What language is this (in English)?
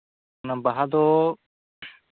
Santali